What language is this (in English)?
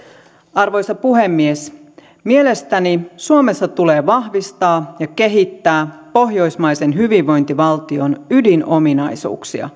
Finnish